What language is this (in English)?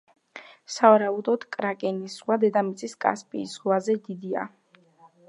Georgian